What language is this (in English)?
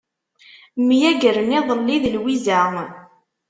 Kabyle